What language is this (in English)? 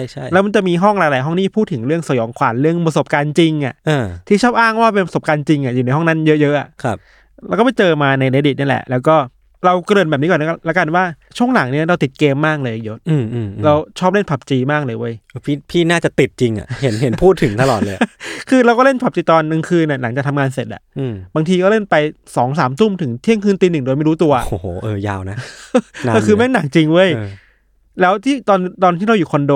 Thai